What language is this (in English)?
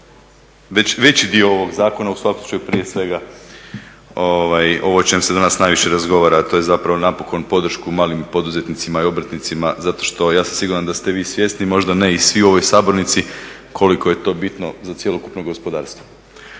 Croatian